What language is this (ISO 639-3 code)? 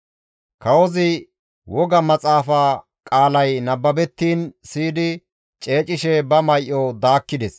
gmv